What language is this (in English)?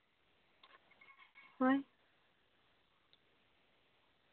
Santali